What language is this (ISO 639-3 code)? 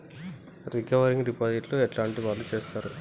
tel